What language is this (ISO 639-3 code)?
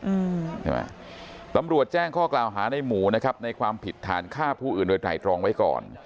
tha